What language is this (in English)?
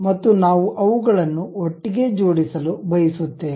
Kannada